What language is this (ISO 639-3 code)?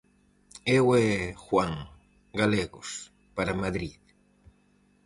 glg